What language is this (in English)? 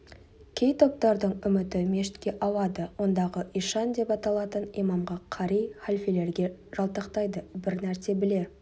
Kazakh